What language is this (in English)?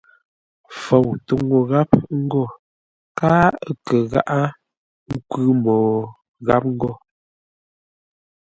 Ngombale